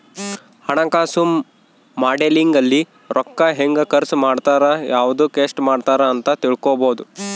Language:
Kannada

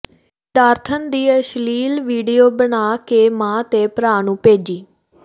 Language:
Punjabi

